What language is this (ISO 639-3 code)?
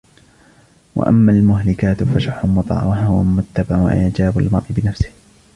ara